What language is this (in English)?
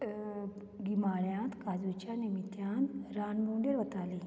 Konkani